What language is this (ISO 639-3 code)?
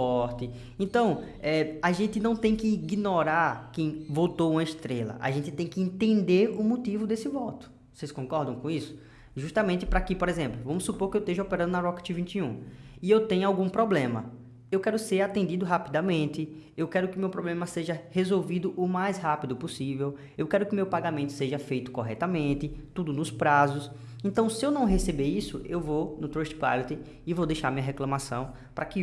por